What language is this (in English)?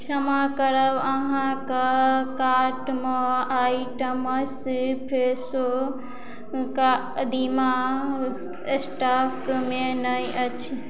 Maithili